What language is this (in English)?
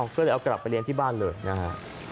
Thai